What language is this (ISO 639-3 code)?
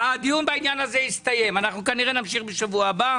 heb